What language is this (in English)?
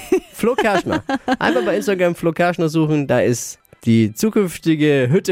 German